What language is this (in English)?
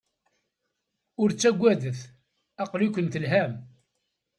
Kabyle